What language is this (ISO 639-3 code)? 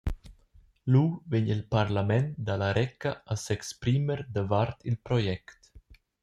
roh